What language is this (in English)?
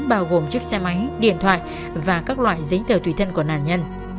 Vietnamese